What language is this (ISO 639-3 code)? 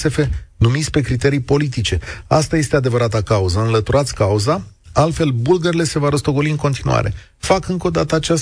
ron